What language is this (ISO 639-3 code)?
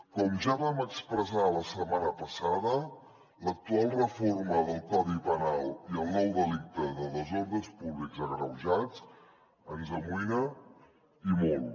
cat